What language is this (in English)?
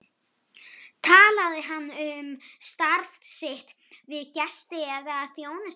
Icelandic